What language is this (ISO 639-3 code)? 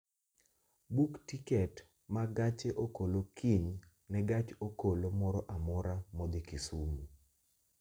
luo